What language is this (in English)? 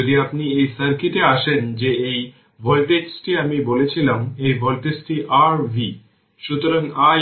Bangla